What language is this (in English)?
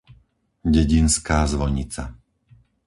Slovak